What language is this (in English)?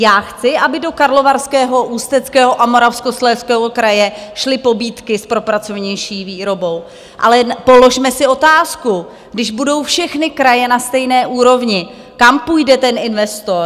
Czech